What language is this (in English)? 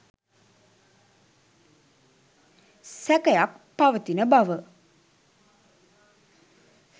Sinhala